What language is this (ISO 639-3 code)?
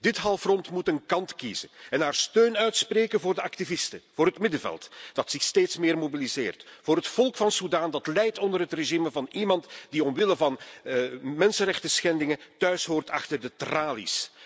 nld